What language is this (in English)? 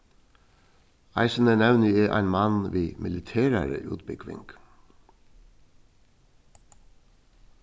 Faroese